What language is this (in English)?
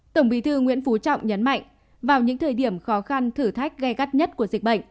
Vietnamese